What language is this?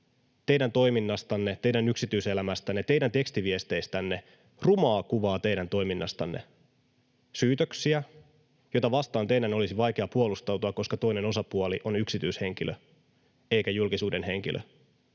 Finnish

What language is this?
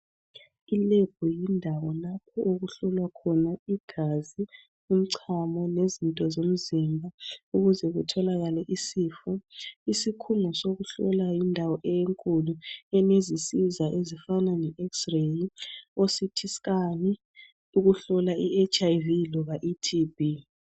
North Ndebele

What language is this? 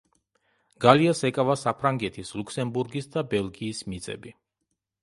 Georgian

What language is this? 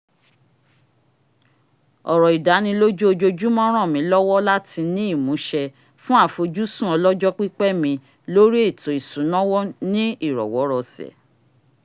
Yoruba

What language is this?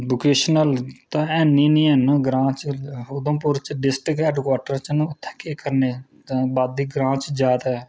Dogri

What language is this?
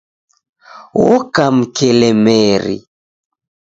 Taita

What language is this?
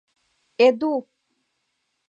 Mari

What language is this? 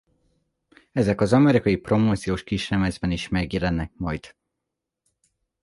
Hungarian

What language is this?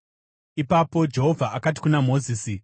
Shona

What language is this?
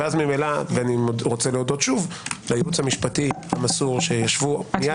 Hebrew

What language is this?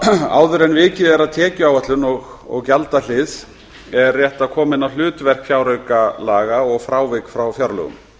Icelandic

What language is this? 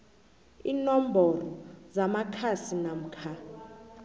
South Ndebele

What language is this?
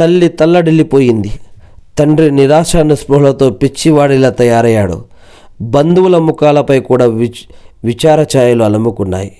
Telugu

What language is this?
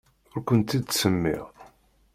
Kabyle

